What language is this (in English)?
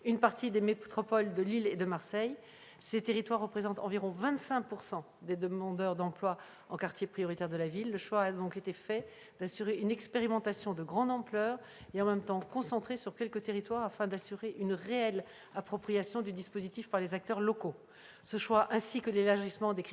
French